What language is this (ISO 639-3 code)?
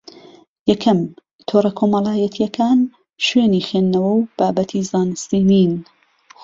ckb